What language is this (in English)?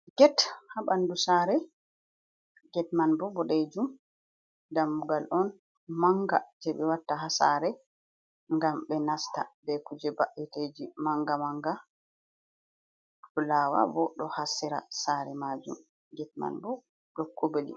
Fula